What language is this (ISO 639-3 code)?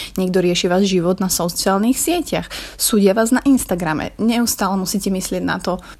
slk